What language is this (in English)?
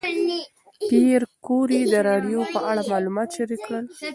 Pashto